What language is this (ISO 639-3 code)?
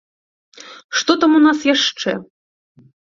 bel